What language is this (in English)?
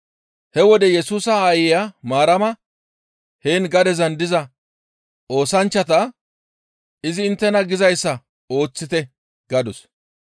Gamo